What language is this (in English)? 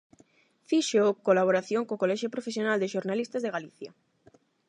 Galician